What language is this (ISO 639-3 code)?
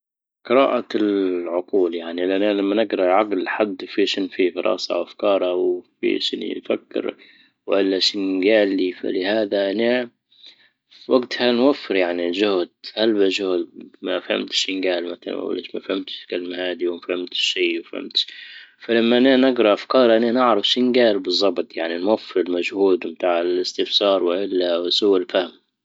ayl